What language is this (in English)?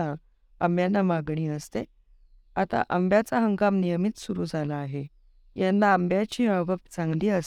Marathi